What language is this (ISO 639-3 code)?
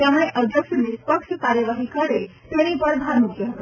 guj